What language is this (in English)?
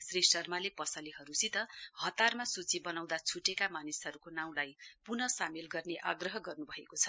Nepali